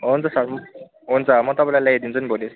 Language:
Nepali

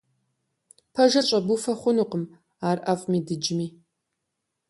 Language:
Kabardian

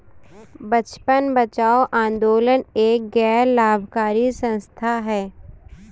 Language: Hindi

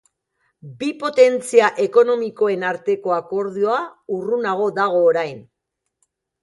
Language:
Basque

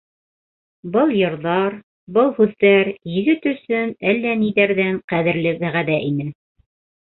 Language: Bashkir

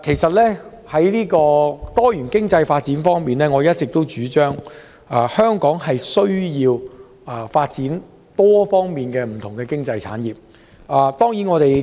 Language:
Cantonese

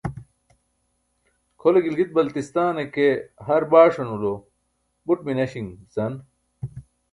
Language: Burushaski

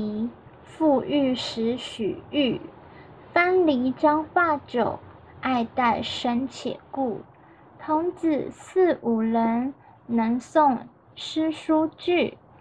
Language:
Chinese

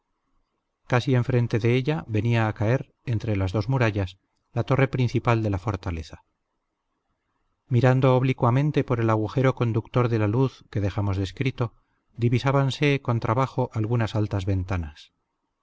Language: Spanish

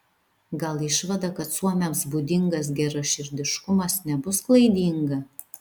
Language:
Lithuanian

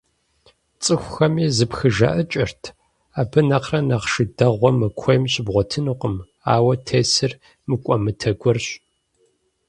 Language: Kabardian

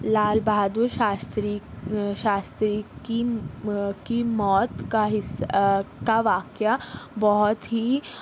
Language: Urdu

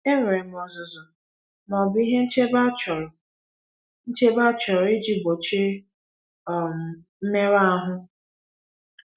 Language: Igbo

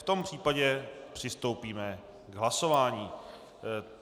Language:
Czech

